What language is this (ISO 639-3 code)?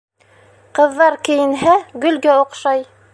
bak